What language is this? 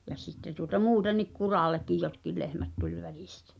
Finnish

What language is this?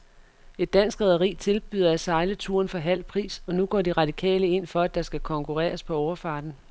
Danish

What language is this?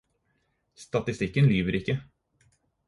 Norwegian Bokmål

